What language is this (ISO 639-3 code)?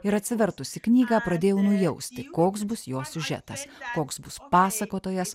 lit